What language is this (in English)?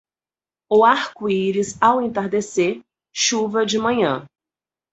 Portuguese